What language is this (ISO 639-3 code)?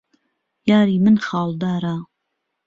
ckb